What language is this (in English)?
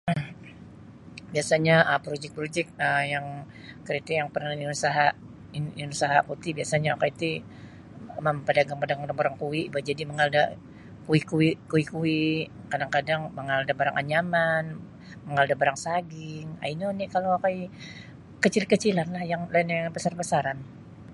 Sabah Bisaya